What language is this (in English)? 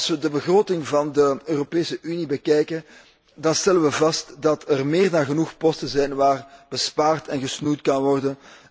Dutch